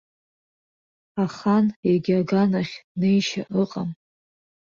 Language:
Abkhazian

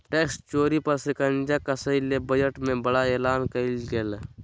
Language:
Magahi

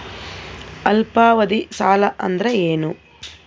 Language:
Kannada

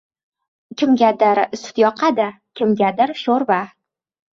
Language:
Uzbek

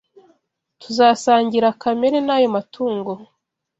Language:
Kinyarwanda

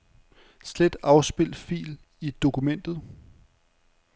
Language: Danish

